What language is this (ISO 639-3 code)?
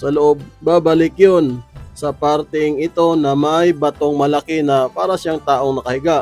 fil